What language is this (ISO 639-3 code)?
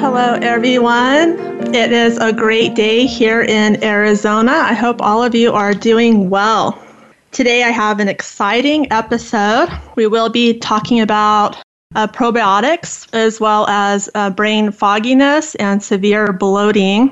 eng